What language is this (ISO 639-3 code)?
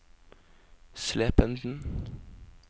nor